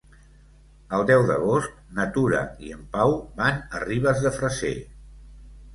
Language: Catalan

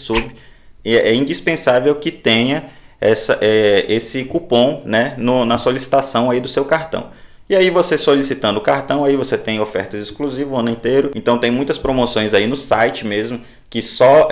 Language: Portuguese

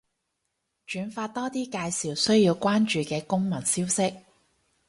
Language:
Cantonese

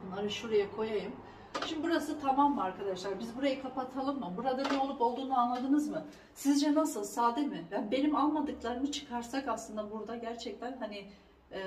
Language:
Turkish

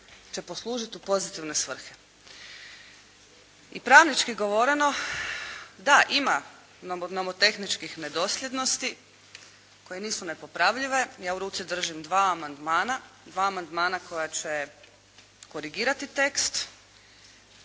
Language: Croatian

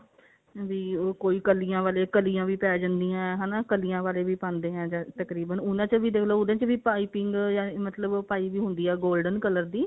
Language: Punjabi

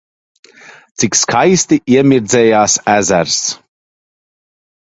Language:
Latvian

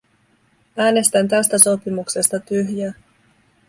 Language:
Finnish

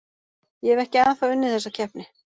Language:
Icelandic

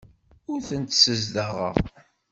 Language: Kabyle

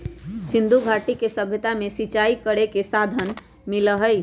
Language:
Magahi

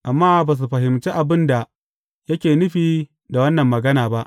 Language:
Hausa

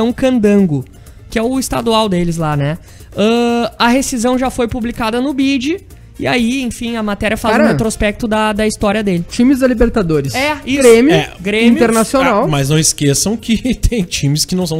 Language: Portuguese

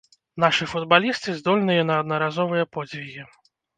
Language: Belarusian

